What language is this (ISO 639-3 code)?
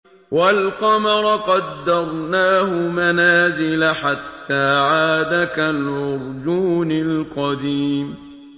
ara